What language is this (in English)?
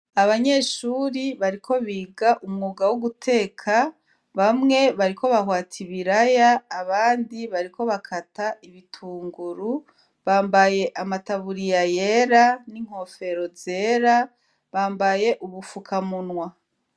Rundi